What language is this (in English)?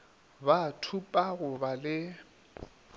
Northern Sotho